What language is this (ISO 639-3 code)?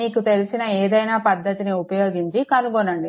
tel